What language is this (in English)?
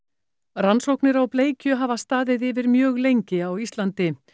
Icelandic